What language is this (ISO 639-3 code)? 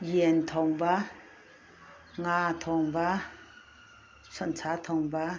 mni